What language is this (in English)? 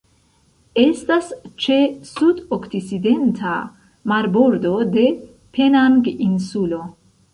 Esperanto